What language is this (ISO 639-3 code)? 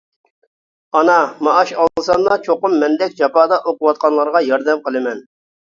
uig